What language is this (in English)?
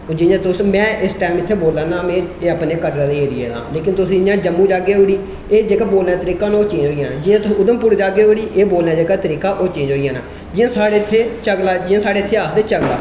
Dogri